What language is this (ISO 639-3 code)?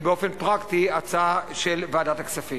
heb